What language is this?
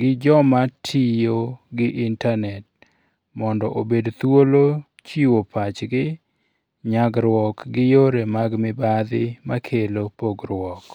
Luo (Kenya and Tanzania)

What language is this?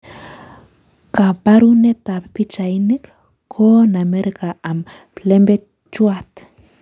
Kalenjin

